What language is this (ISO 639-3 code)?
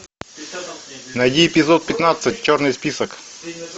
rus